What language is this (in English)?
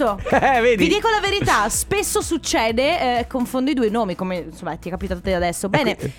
Italian